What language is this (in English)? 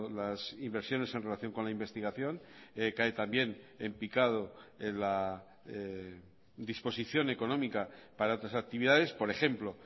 Spanish